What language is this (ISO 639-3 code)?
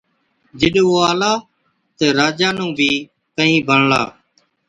odk